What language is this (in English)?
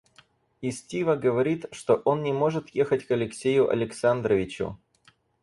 Russian